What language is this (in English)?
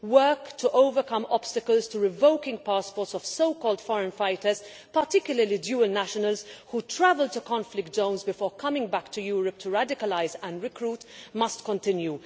English